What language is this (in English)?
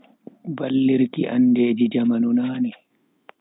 Bagirmi Fulfulde